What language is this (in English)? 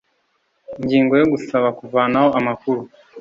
Kinyarwanda